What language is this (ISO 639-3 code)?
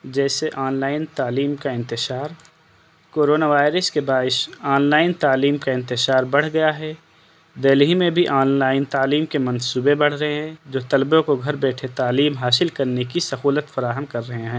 urd